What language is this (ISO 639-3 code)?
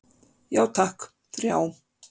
isl